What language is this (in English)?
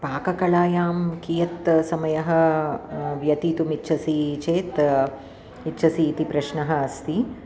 Sanskrit